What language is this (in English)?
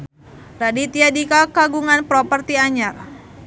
Sundanese